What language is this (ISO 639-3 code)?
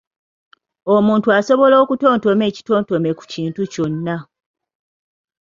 lug